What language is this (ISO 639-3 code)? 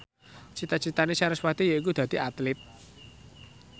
jav